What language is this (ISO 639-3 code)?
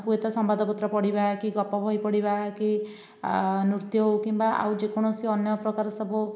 ori